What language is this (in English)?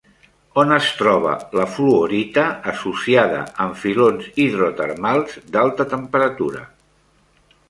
Catalan